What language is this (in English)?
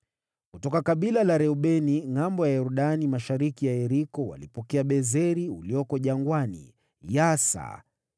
Swahili